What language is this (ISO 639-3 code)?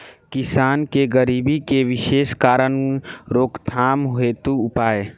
bho